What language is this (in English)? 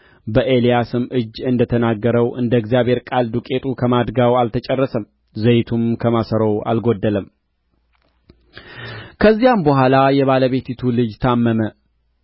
Amharic